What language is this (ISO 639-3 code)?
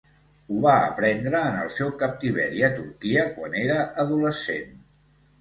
cat